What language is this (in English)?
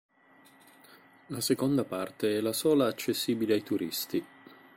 Italian